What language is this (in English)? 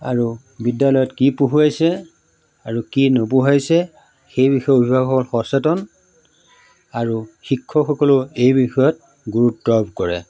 Assamese